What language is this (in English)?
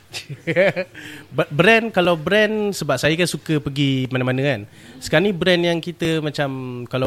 Malay